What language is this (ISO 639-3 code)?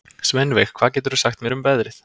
isl